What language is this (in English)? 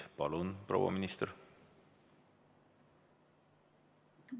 Estonian